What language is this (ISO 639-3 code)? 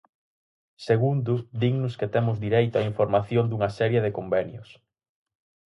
glg